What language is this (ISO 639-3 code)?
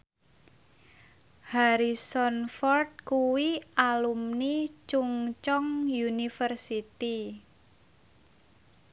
jav